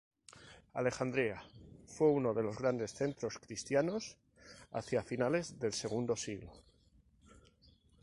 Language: Spanish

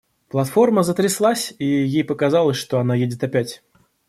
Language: Russian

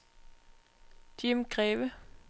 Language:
Danish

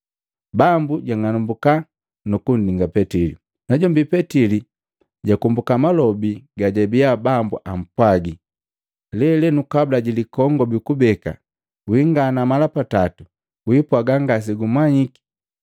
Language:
Matengo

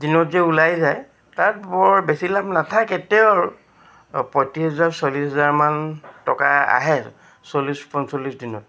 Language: Assamese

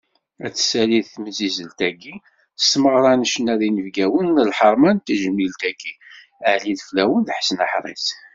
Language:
Kabyle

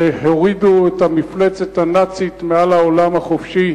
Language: Hebrew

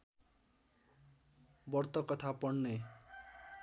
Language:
Nepali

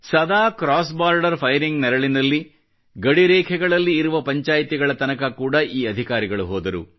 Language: Kannada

